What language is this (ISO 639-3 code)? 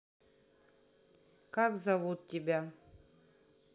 rus